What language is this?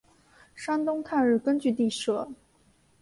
Chinese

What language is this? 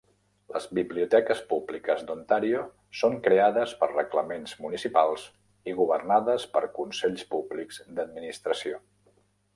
Catalan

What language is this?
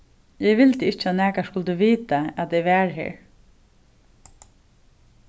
Faroese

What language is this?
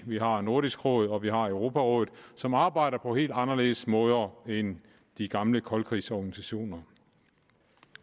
Danish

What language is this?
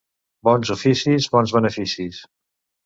Catalan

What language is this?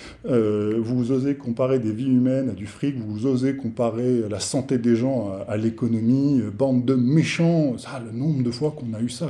French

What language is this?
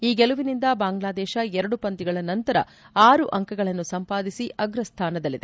Kannada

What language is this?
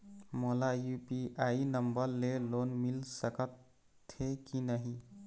Chhattisgarhi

